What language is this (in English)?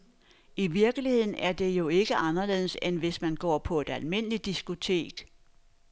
Danish